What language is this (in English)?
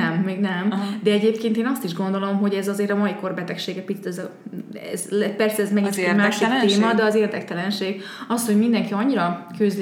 Hungarian